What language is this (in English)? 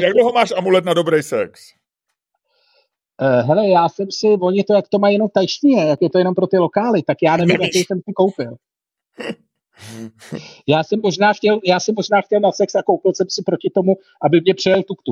Czech